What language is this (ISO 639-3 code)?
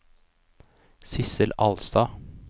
nor